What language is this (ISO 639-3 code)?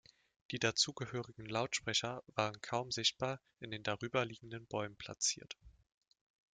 deu